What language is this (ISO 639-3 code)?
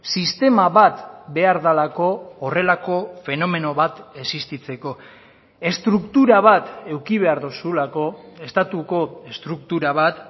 eus